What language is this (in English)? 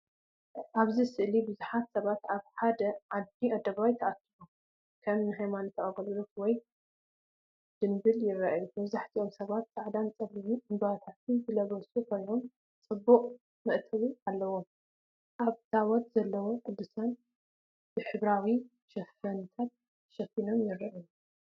Tigrinya